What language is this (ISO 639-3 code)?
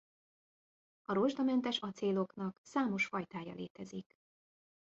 hun